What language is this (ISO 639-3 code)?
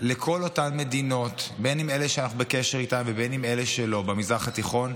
heb